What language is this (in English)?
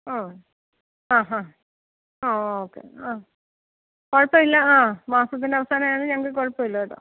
Malayalam